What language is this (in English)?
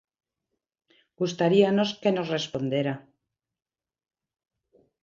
Galician